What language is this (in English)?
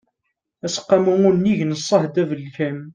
Kabyle